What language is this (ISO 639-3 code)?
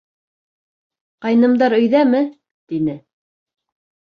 bak